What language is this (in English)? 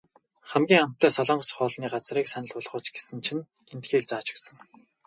Mongolian